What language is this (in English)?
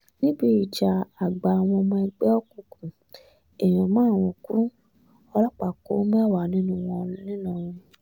Yoruba